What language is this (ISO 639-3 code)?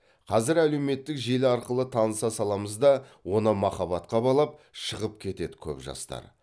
kaz